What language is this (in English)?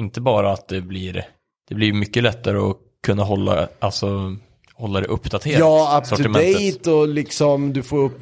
Swedish